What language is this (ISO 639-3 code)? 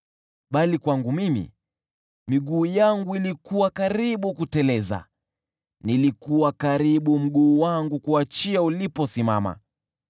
swa